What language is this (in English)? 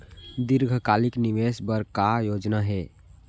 Chhattisgarhi